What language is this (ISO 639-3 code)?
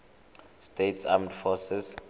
tsn